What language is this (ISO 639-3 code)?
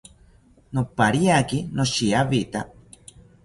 cpy